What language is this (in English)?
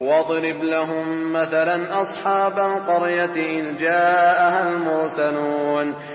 Arabic